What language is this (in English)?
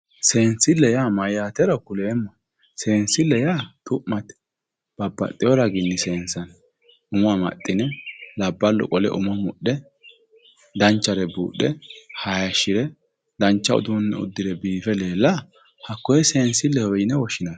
Sidamo